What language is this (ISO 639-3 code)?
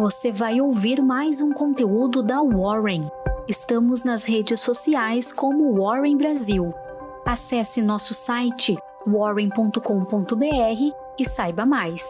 por